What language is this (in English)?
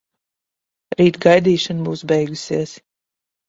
Latvian